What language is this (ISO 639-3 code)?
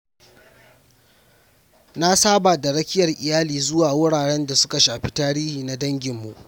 hau